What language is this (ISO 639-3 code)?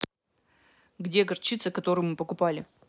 rus